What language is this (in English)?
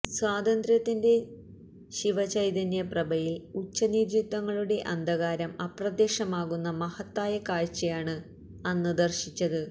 Malayalam